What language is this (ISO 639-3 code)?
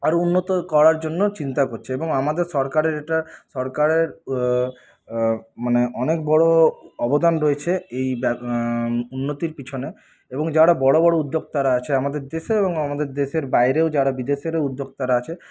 ben